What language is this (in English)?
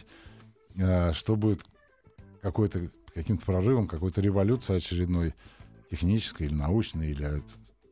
Russian